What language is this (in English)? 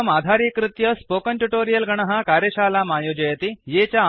Sanskrit